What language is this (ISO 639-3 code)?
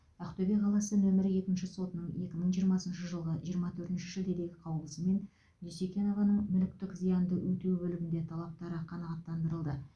kaz